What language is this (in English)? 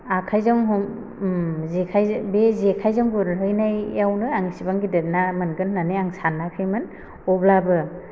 Bodo